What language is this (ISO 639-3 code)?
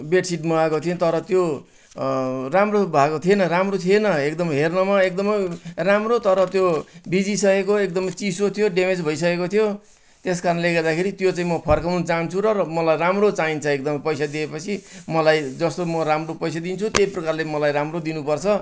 nep